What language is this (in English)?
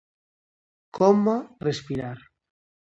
Galician